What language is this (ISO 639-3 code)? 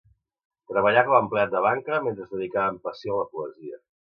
cat